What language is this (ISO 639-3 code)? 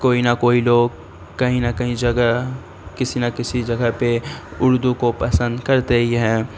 urd